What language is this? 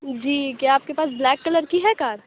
Urdu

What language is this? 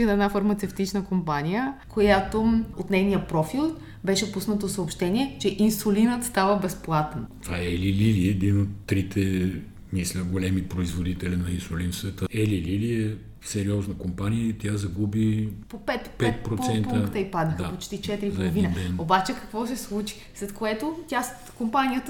Bulgarian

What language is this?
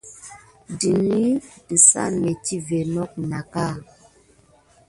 Gidar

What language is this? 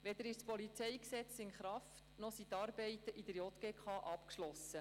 Swiss German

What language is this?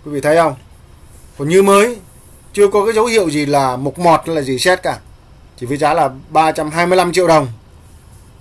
Vietnamese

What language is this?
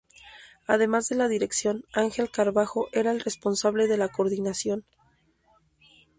Spanish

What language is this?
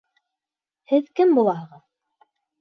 Bashkir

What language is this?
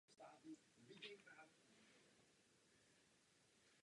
Czech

